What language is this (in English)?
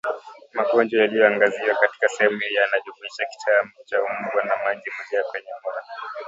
Swahili